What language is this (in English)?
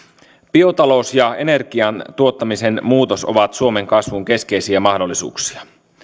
Finnish